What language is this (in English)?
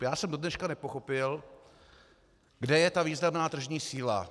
Czech